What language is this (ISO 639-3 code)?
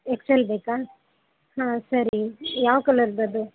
kan